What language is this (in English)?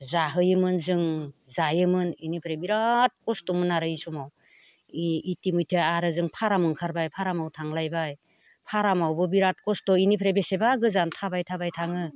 Bodo